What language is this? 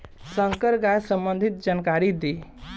Bhojpuri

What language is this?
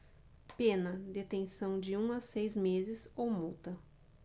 Portuguese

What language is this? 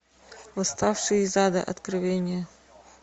Russian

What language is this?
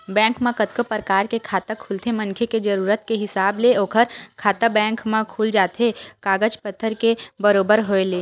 Chhattisgarhi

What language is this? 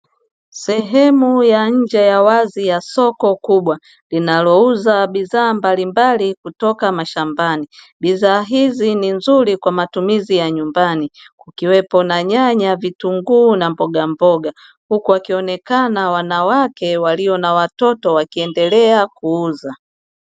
Swahili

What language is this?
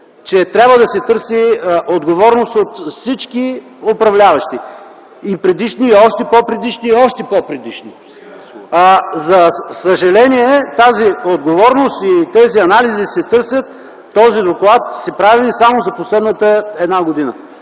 Bulgarian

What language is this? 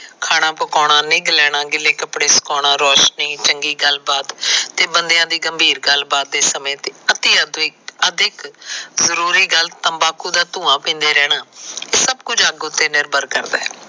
Punjabi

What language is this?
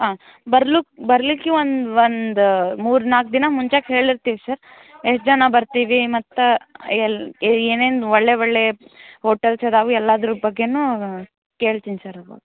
Kannada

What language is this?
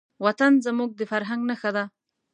Pashto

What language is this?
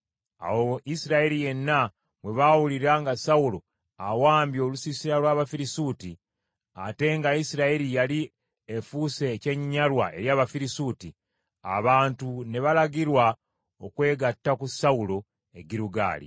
Ganda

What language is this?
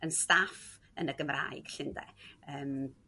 Welsh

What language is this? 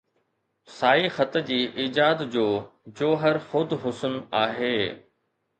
Sindhi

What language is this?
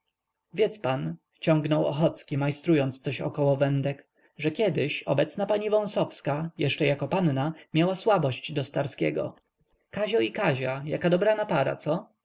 Polish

